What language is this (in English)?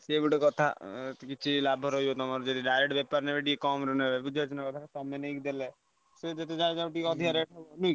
Odia